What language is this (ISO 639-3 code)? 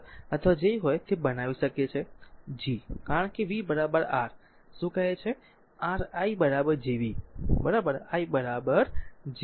guj